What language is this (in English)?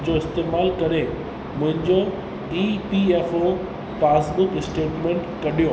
Sindhi